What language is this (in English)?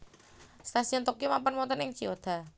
Javanese